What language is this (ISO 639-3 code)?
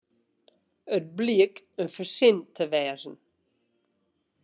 fry